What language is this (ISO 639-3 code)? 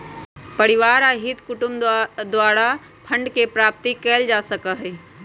mag